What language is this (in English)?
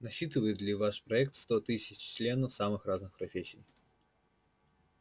Russian